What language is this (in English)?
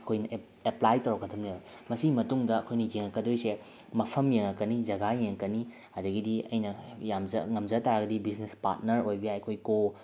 Manipuri